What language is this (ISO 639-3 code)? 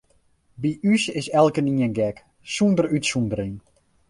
fry